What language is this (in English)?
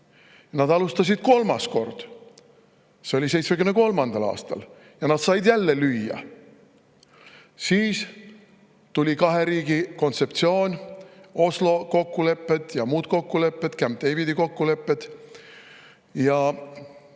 Estonian